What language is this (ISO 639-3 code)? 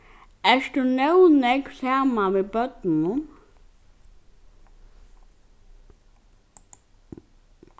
fao